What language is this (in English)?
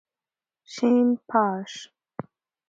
Persian